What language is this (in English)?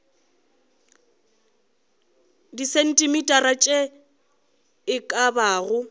Northern Sotho